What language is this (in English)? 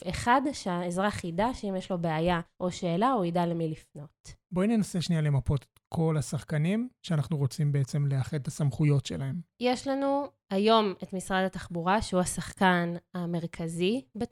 Hebrew